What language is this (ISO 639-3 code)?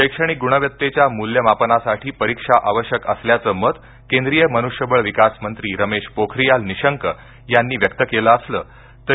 mar